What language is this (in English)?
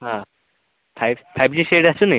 Odia